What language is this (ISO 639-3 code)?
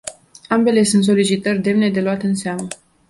ron